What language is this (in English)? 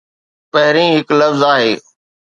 Sindhi